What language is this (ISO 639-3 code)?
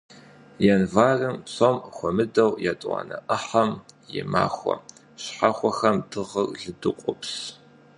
kbd